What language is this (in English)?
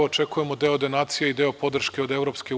Serbian